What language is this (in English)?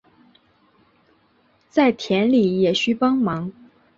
Chinese